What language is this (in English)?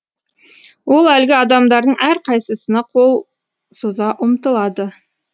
Kazakh